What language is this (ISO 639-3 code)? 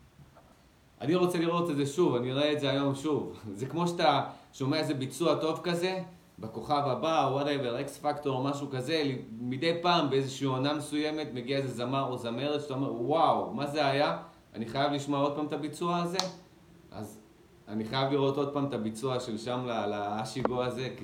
heb